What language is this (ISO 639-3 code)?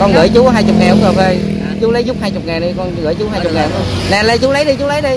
vie